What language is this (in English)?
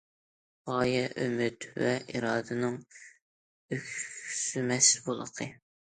Uyghur